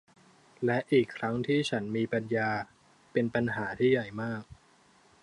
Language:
Thai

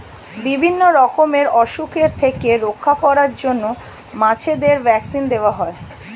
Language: Bangla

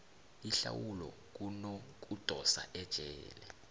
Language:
South Ndebele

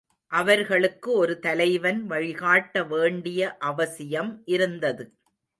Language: Tamil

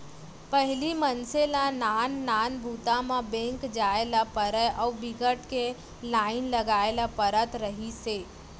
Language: Chhattisgarhi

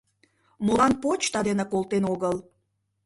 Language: Mari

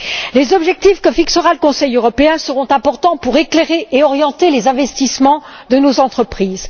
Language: French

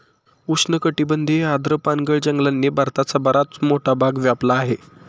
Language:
Marathi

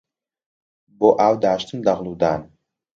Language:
Central Kurdish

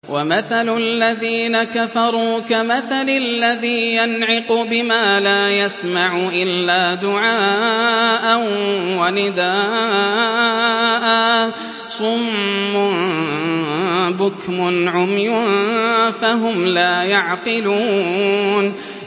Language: Arabic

